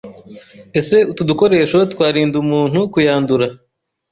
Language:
Kinyarwanda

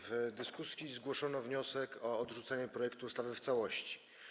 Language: Polish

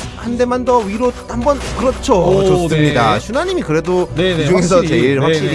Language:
Korean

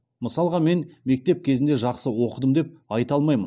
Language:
Kazakh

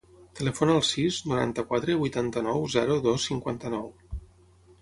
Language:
Catalan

